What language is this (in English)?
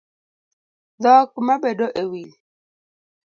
Luo (Kenya and Tanzania)